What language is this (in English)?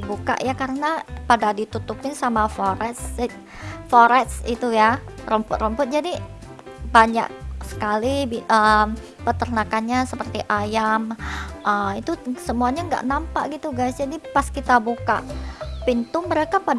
Indonesian